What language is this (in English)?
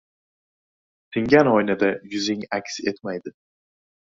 Uzbek